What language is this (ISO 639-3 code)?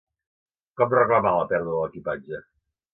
cat